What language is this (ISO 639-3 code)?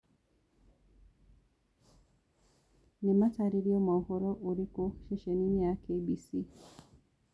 kik